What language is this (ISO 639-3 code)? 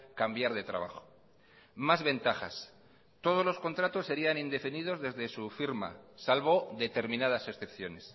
spa